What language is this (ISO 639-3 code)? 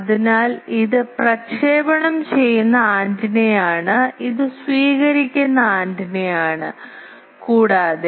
mal